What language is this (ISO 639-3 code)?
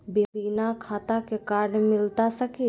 mag